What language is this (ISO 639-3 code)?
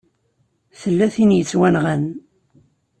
kab